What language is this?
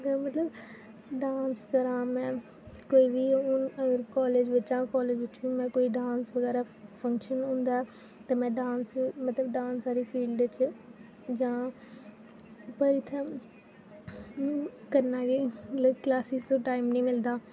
Dogri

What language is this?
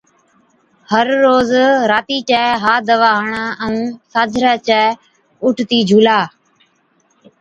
Od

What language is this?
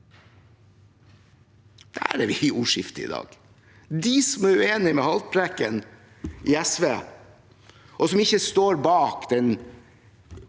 Norwegian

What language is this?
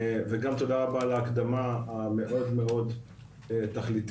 Hebrew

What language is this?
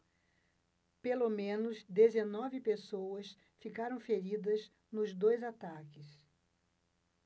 Portuguese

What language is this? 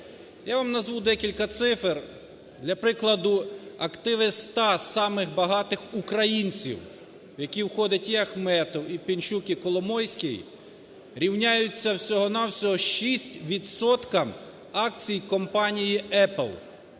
Ukrainian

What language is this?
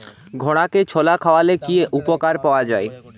Bangla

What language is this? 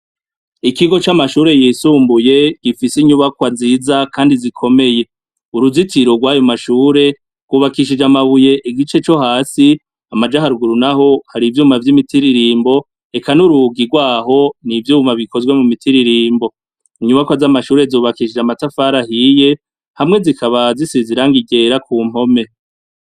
Rundi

